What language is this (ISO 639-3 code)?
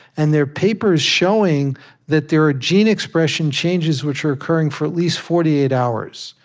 eng